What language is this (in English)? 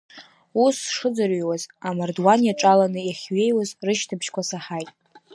Abkhazian